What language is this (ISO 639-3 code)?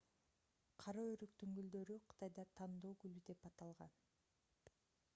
kir